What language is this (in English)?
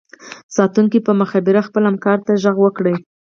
Pashto